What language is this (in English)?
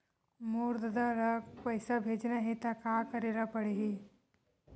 Chhattisgarhi